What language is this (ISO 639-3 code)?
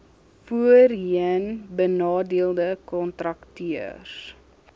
afr